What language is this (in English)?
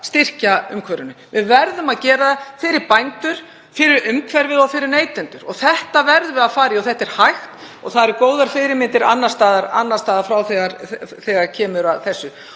Icelandic